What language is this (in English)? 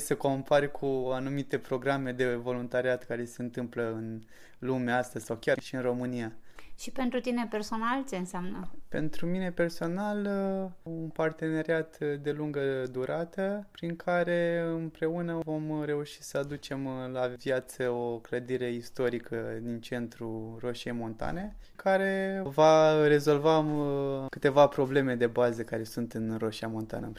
Romanian